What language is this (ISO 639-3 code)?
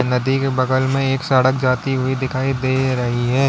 hin